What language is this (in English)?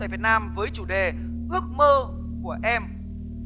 Vietnamese